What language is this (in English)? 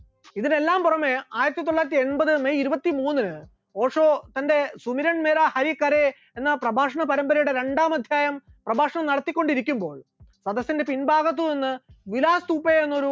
Malayalam